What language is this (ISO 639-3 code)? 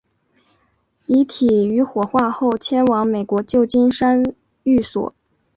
zho